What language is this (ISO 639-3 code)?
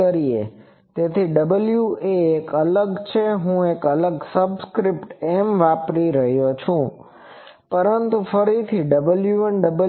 guj